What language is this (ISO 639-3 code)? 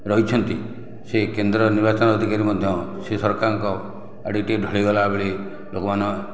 ori